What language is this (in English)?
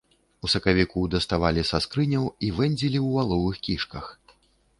Belarusian